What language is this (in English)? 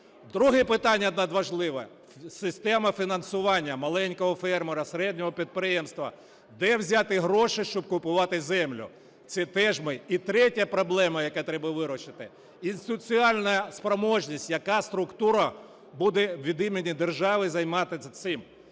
Ukrainian